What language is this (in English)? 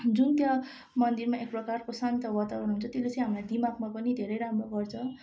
Nepali